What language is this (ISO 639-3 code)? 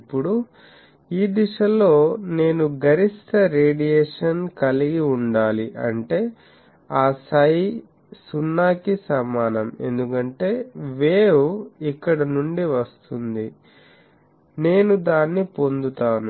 tel